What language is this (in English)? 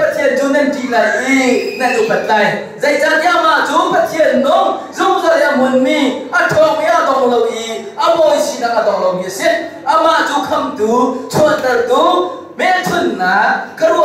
Korean